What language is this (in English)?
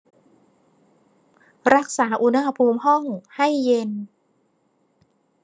Thai